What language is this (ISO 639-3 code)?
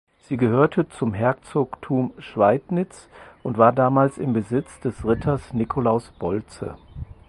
deu